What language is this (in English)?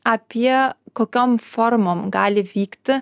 Lithuanian